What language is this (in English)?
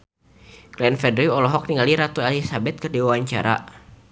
Sundanese